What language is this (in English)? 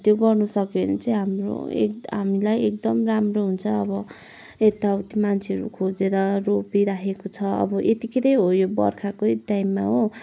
Nepali